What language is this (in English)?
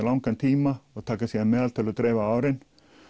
Icelandic